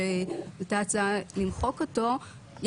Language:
Hebrew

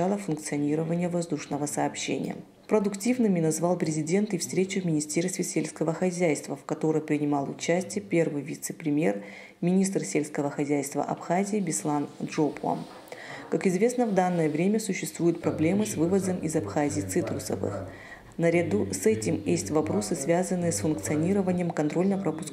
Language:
Russian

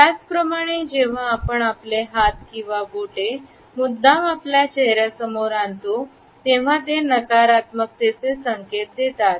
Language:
Marathi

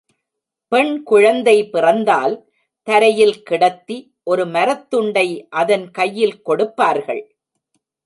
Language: Tamil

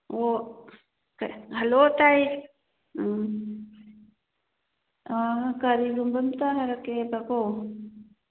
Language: Manipuri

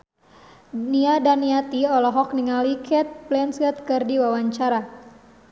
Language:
Sundanese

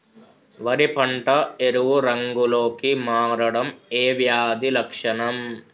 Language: Telugu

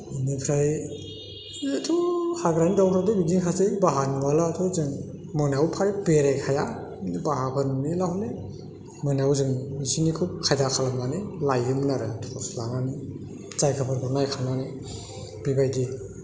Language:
Bodo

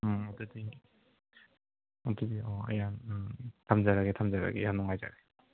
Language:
Manipuri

